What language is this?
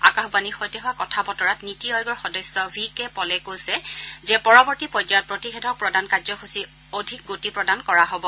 Assamese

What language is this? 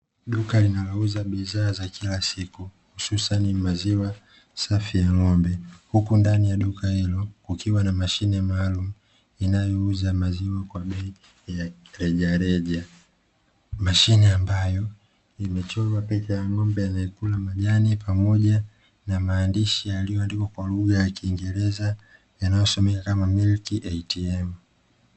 Swahili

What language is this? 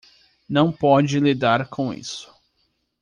Portuguese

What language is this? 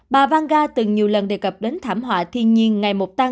Vietnamese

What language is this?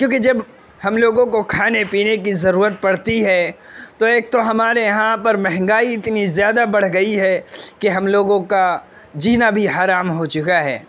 Urdu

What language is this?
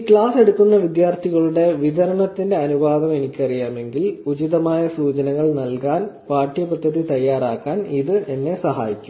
Malayalam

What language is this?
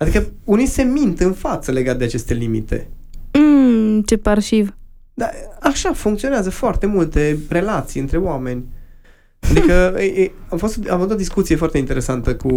Romanian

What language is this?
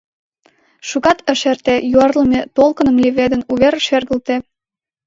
Mari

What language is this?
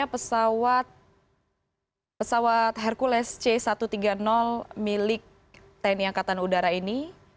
Indonesian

